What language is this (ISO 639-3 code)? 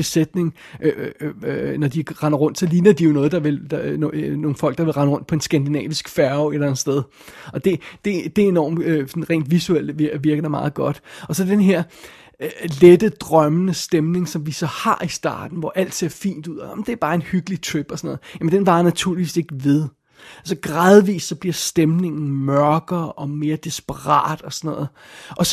dan